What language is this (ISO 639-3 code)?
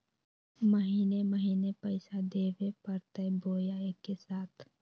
mag